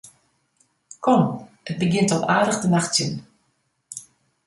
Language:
Western Frisian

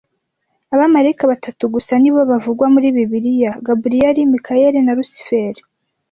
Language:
Kinyarwanda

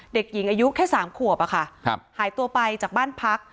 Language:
Thai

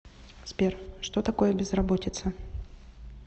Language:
Russian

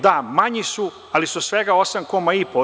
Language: Serbian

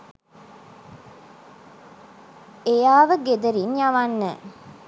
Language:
Sinhala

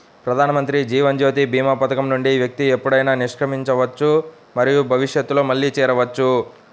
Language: Telugu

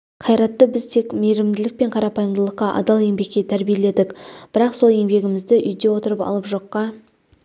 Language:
Kazakh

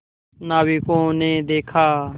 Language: Hindi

